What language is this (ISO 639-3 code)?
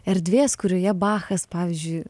lit